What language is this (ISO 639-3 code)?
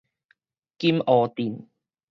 nan